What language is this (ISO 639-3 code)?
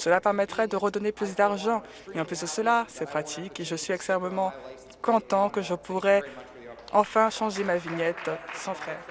fra